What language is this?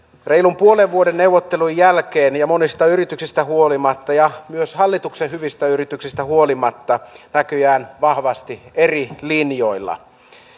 Finnish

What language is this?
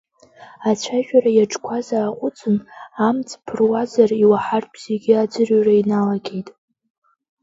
Abkhazian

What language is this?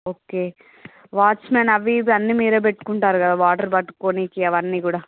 Telugu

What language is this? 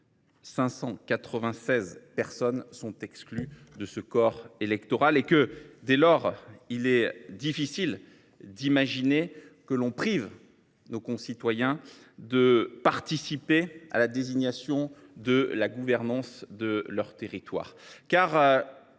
French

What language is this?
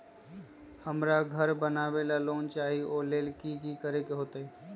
Magahi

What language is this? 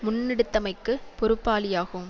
Tamil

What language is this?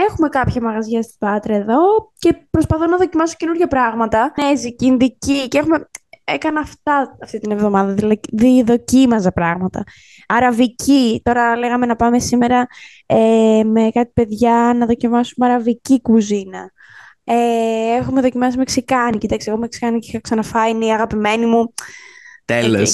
Greek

